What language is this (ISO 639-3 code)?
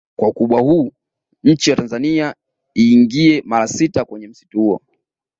swa